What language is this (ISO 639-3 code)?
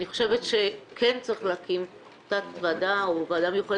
heb